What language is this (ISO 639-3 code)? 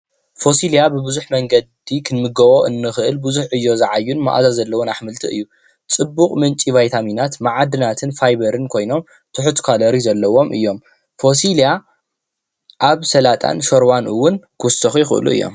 tir